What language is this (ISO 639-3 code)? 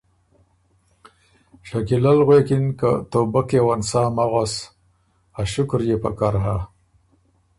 oru